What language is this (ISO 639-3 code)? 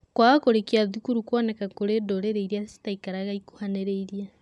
kik